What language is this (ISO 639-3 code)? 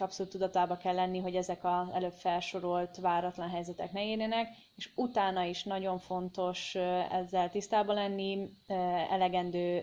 hun